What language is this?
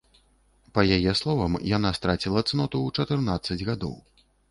Belarusian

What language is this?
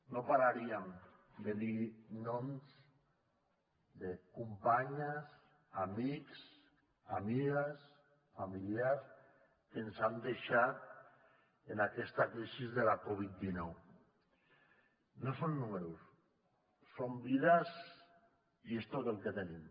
Catalan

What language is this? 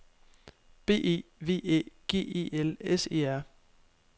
Danish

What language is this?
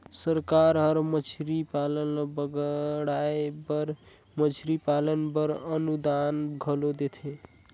Chhattisgarhi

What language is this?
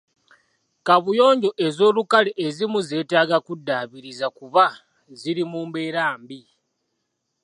Ganda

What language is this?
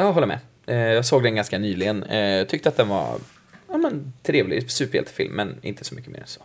Swedish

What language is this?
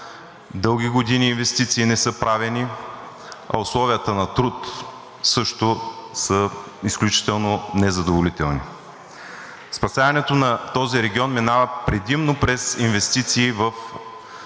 Bulgarian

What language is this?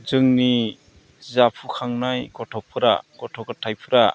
Bodo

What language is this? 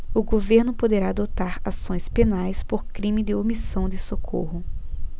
Portuguese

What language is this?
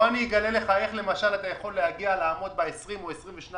Hebrew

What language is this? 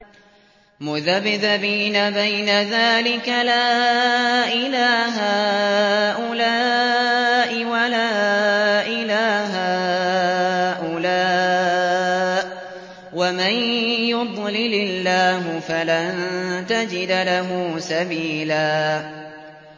Arabic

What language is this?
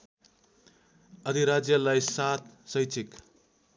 Nepali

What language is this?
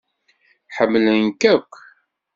Kabyle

